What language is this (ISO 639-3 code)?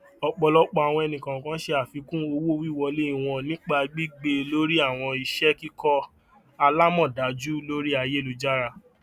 yor